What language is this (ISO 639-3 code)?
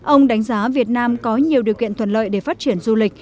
vie